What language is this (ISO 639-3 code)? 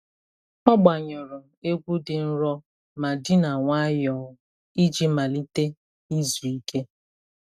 ibo